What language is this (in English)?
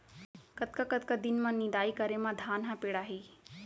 Chhattisgarhi